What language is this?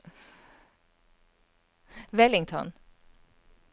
Norwegian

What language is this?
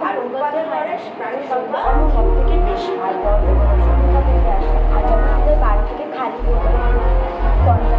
Thai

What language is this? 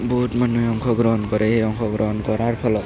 Assamese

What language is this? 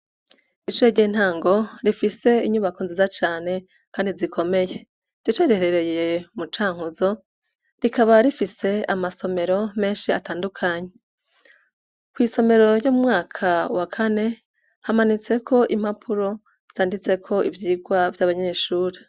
Rundi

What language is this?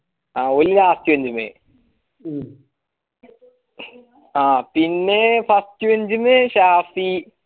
Malayalam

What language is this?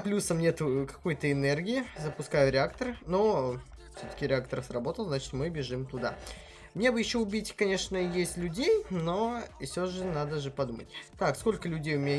Russian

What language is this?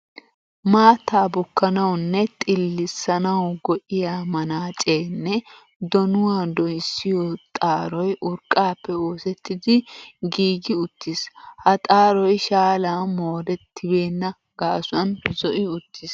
Wolaytta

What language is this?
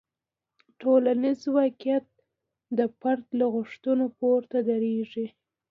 Pashto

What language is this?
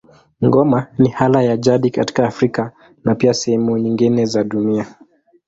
Swahili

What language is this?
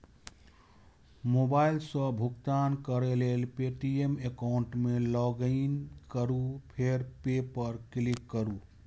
Maithili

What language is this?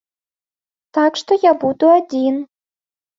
Belarusian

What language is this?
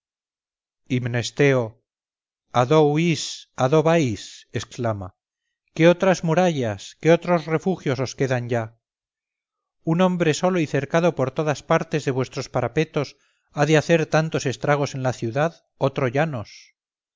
Spanish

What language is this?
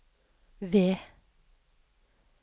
Norwegian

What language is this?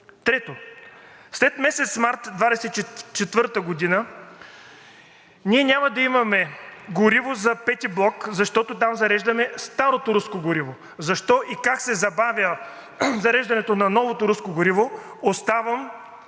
Bulgarian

